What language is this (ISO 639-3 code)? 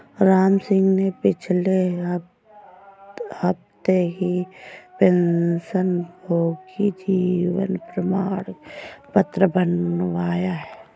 hin